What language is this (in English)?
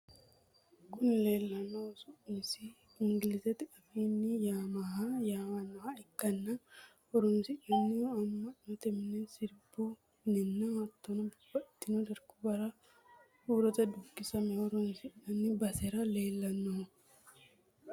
Sidamo